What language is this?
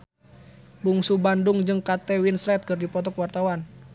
Sundanese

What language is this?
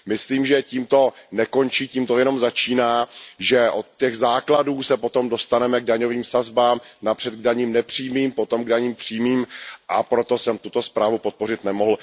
Czech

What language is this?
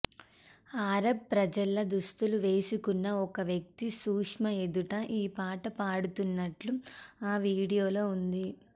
Telugu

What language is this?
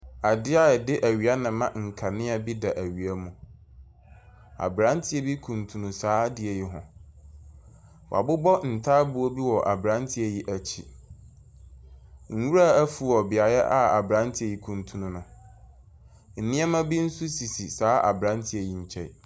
Akan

